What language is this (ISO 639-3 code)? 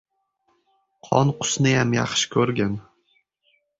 uzb